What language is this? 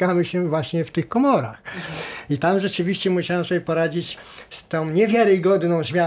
Polish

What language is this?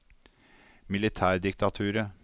Norwegian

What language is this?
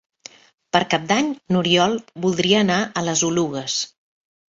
Catalan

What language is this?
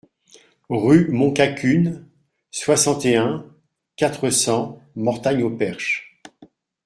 French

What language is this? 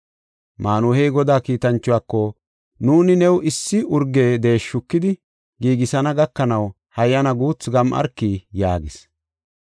Gofa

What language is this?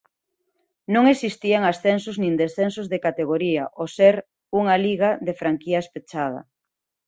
Galician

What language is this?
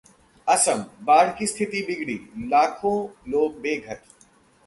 Hindi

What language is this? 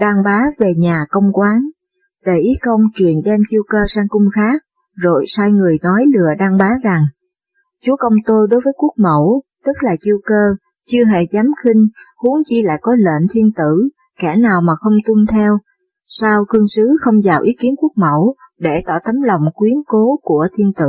Vietnamese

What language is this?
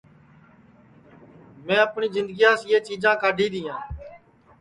Sansi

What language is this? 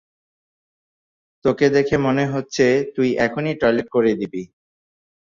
Bangla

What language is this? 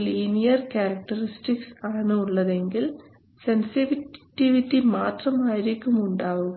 Malayalam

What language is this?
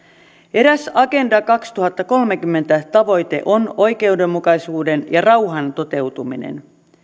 Finnish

